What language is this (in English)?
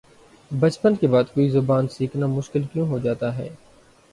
Urdu